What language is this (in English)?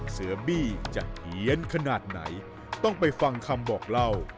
Thai